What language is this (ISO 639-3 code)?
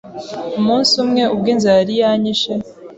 kin